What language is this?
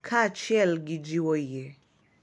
Luo (Kenya and Tanzania)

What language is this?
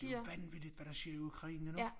Danish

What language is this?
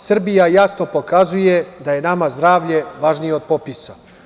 Serbian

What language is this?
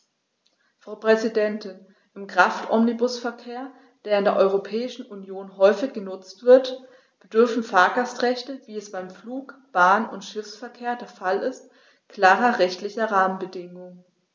German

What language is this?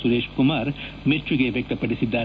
Kannada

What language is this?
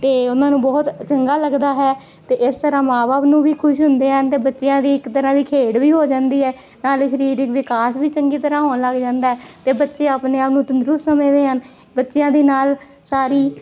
Punjabi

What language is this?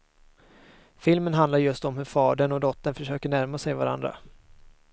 Swedish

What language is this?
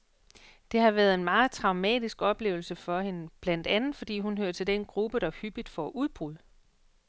Danish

